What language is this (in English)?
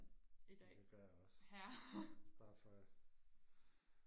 Danish